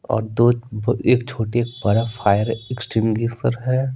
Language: Hindi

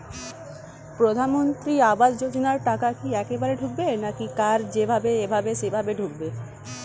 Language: Bangla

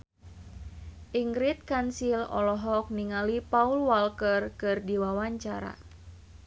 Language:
Sundanese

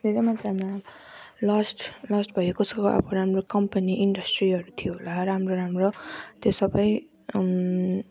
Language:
Nepali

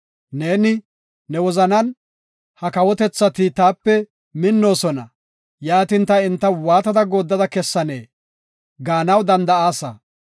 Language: Gofa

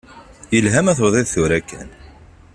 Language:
Kabyle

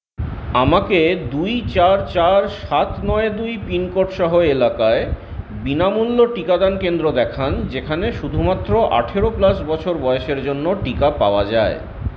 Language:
Bangla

